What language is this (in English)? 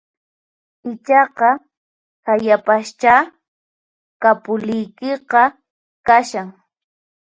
Puno Quechua